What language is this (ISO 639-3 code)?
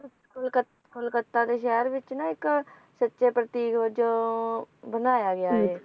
pan